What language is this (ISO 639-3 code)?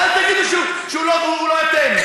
heb